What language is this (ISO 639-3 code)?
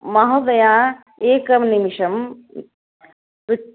san